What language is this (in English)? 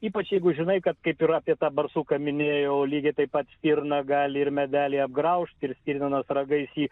Lithuanian